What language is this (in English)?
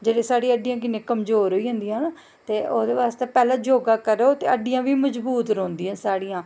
Dogri